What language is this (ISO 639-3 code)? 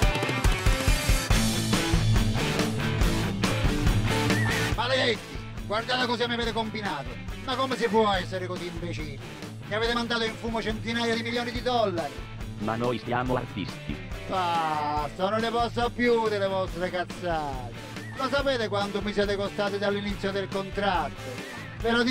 ita